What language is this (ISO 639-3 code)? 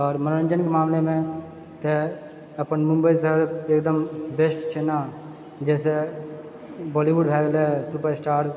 mai